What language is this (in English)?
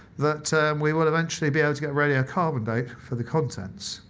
English